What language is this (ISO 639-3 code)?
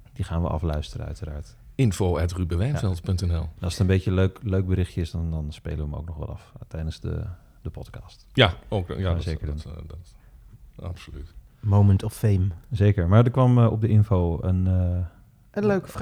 nld